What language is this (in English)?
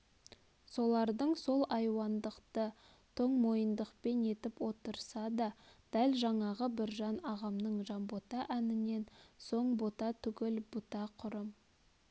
Kazakh